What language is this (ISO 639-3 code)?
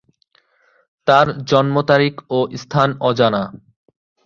ben